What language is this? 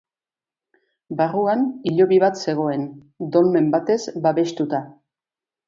Basque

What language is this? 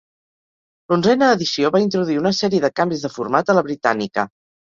Catalan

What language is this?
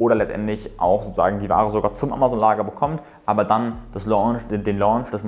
German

